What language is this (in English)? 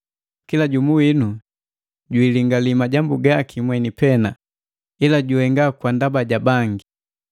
Matengo